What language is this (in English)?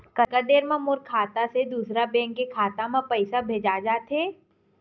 Chhattisgarhi